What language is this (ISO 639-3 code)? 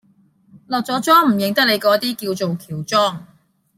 yue